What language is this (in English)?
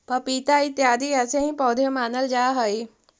Magahi